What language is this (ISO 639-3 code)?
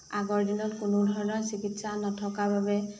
asm